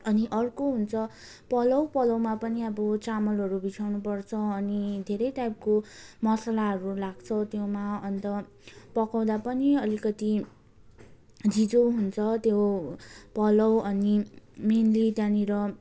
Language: Nepali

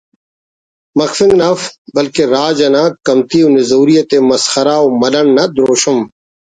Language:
Brahui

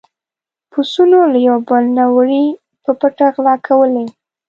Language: Pashto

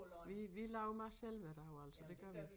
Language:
Danish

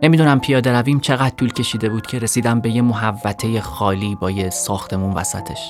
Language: Persian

